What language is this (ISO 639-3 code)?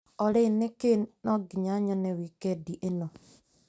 kik